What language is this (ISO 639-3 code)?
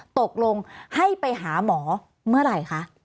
tha